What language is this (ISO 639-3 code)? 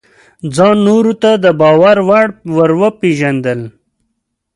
pus